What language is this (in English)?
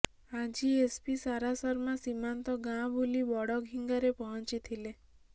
Odia